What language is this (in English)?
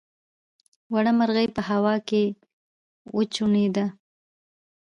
Pashto